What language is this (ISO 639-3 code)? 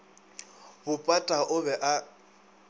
nso